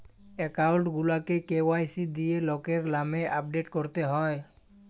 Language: Bangla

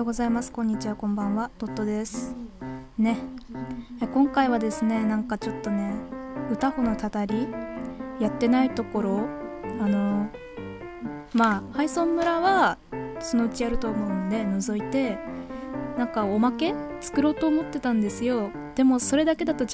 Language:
Japanese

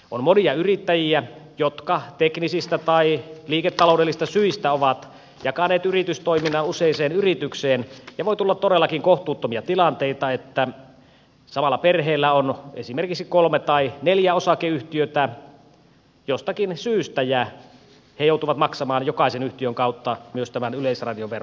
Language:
Finnish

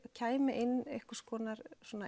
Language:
Icelandic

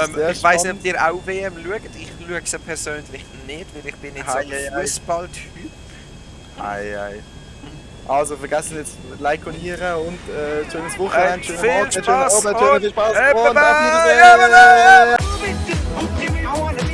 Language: German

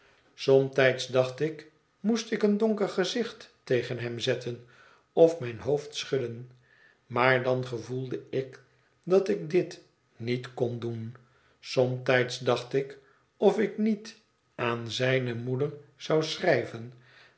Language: Dutch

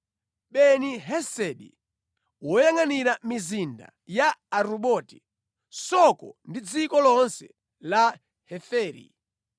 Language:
Nyanja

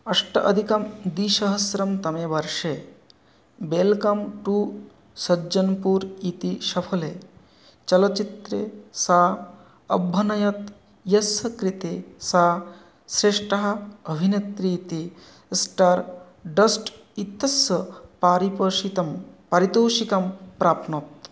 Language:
Sanskrit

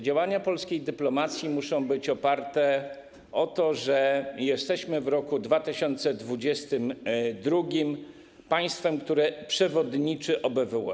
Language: Polish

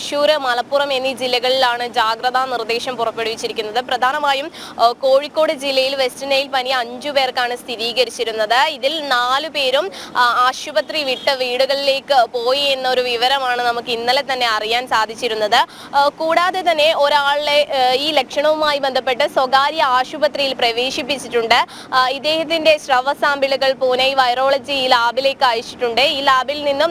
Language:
Malayalam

